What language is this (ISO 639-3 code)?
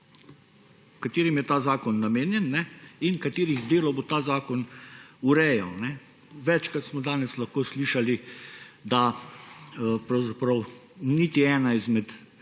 slv